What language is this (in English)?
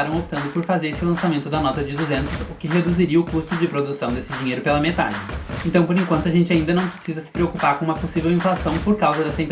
Portuguese